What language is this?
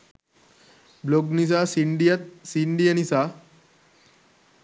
Sinhala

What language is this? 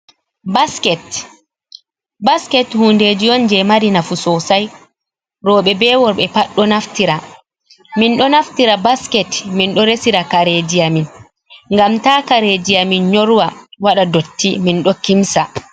Fula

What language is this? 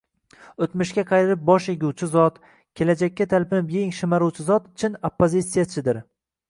Uzbek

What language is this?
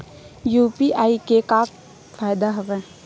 Chhattisgarhi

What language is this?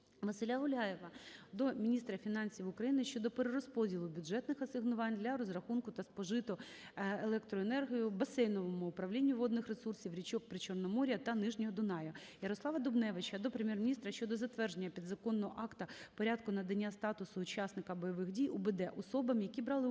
Ukrainian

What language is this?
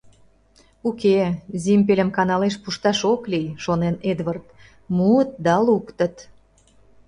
Mari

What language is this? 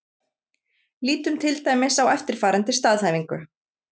Icelandic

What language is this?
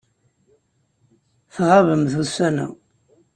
Kabyle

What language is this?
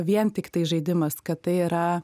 Lithuanian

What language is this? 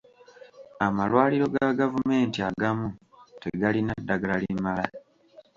Ganda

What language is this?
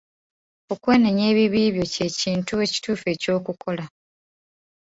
Ganda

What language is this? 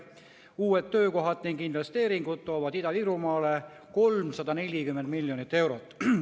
Estonian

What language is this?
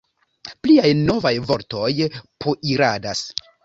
Esperanto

